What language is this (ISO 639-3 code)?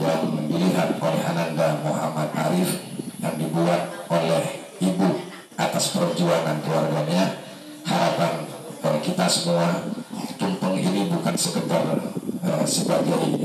ind